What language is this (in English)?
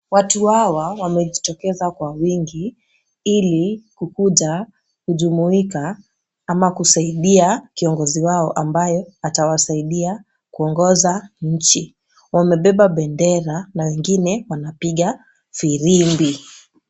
Swahili